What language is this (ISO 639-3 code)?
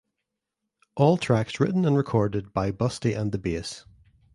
eng